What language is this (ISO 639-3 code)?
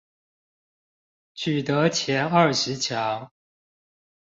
zho